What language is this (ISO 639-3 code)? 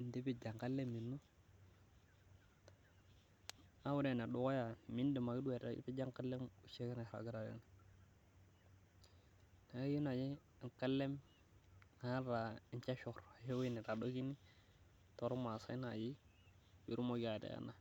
mas